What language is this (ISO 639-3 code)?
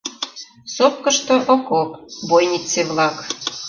chm